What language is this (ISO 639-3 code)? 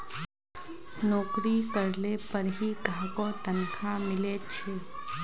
mag